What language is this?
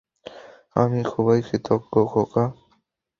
Bangla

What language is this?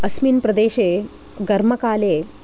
Sanskrit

